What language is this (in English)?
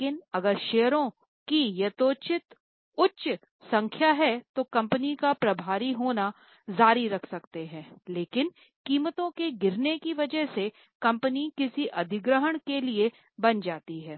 Hindi